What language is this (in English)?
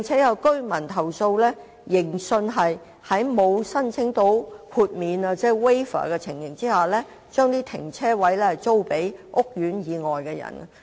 Cantonese